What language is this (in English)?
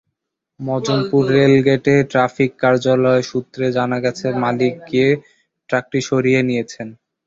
Bangla